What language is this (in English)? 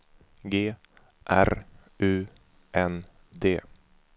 Swedish